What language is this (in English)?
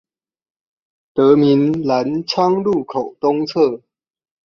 Chinese